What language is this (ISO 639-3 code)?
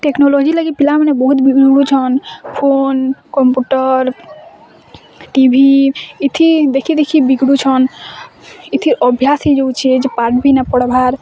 ori